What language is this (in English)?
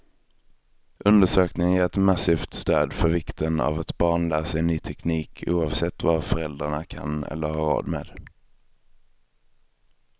Swedish